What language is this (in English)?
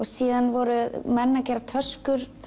Icelandic